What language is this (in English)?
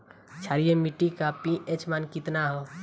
Bhojpuri